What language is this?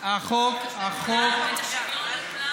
Hebrew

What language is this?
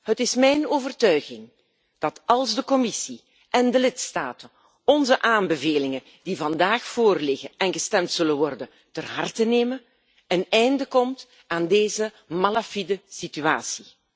Dutch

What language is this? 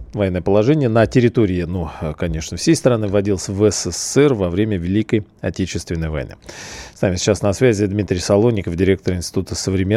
Russian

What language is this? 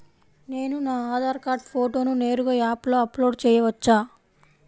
Telugu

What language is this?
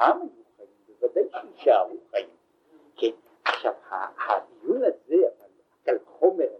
Hebrew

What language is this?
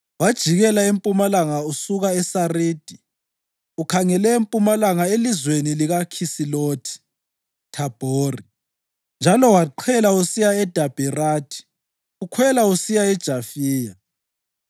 North Ndebele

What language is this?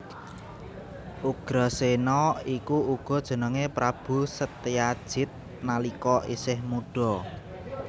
Javanese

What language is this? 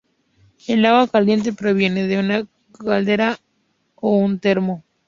Spanish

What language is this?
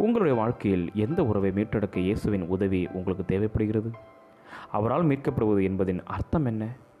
Tamil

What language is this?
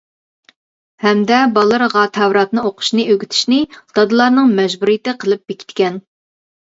Uyghur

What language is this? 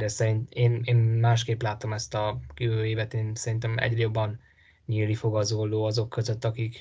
Hungarian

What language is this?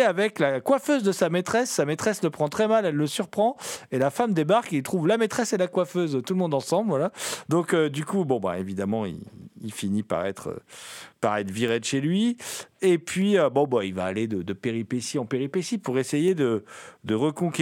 French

